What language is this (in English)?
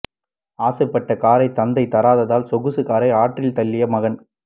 Tamil